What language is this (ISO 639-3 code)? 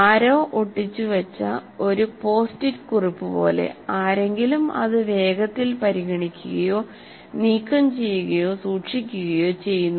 mal